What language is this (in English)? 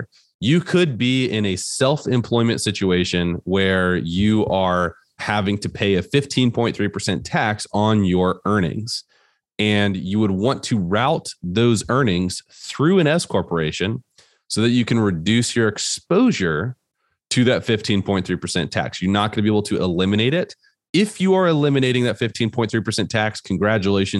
English